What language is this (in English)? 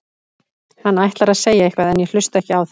Icelandic